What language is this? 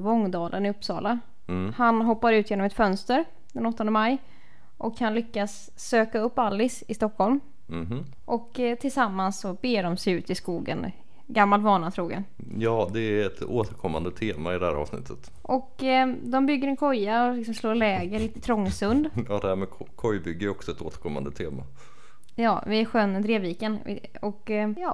Swedish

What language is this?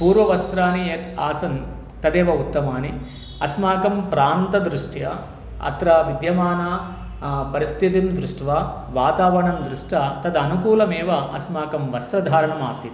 Sanskrit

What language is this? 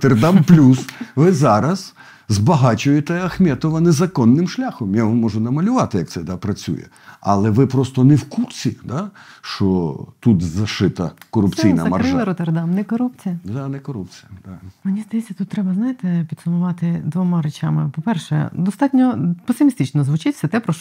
Ukrainian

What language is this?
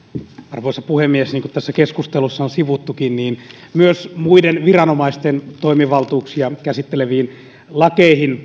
Finnish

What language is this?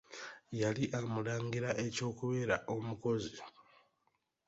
Ganda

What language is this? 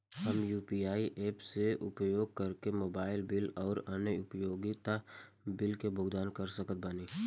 Bhojpuri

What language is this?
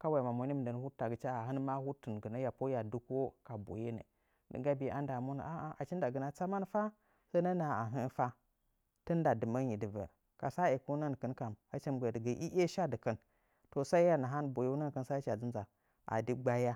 Nzanyi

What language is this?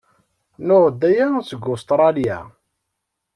Kabyle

